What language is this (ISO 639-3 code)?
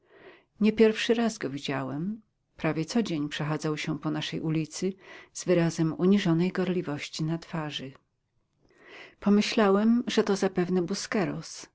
pol